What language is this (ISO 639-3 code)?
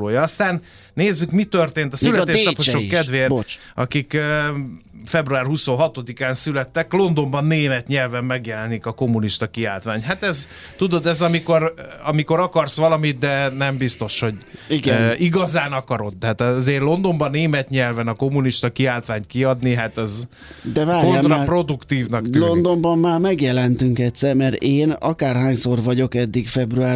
hun